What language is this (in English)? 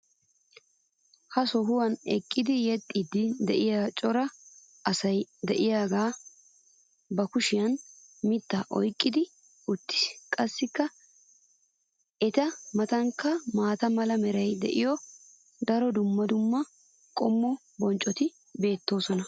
Wolaytta